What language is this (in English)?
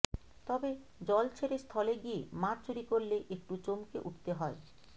Bangla